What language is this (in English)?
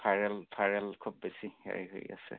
Assamese